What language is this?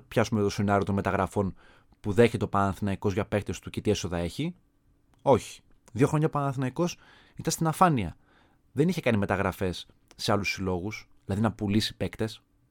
Greek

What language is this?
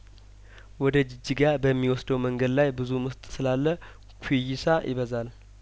Amharic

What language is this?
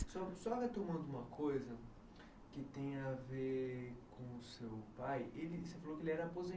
Portuguese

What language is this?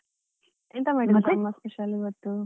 Kannada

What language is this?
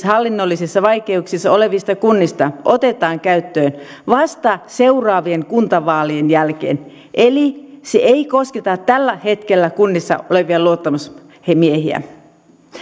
Finnish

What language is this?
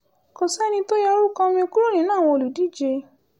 Yoruba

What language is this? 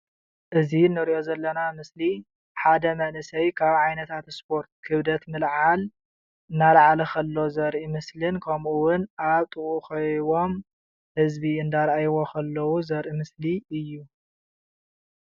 Tigrinya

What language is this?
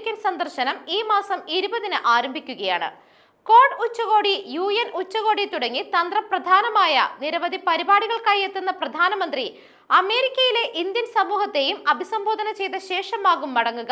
Malayalam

